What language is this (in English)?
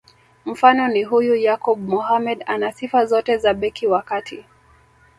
Swahili